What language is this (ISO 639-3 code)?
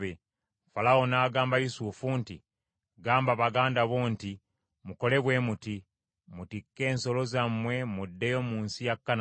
lug